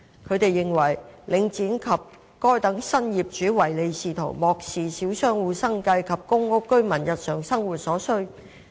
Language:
Cantonese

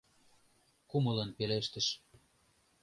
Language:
Mari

